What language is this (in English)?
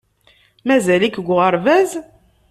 Kabyle